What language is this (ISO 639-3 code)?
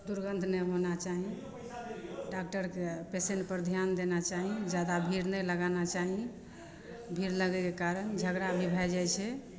mai